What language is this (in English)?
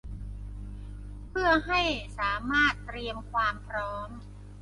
Thai